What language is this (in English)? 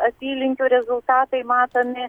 Lithuanian